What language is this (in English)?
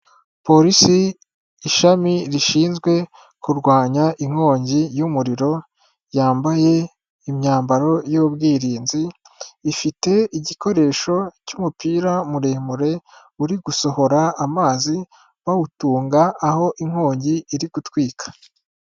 Kinyarwanda